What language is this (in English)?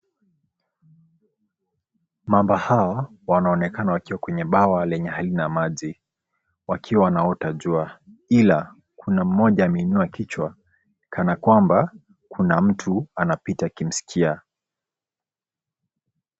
Swahili